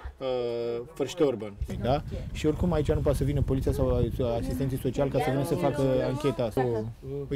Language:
German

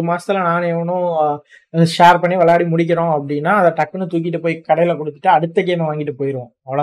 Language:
Tamil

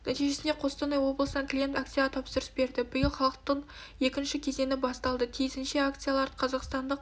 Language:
Kazakh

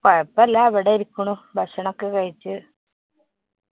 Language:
Malayalam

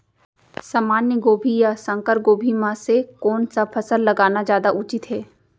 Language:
Chhattisgarhi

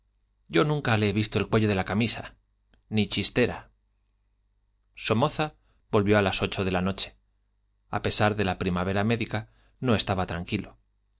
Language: Spanish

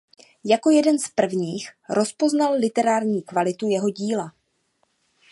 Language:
Czech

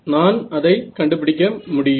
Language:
Tamil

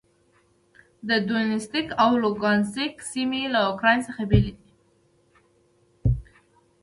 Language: Pashto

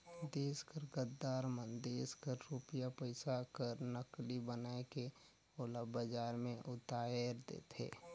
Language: Chhattisgarhi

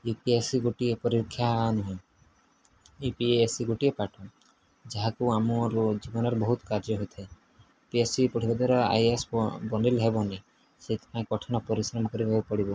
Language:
Odia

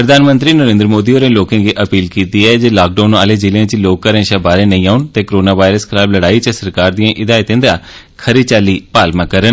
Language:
Dogri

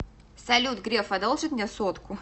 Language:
Russian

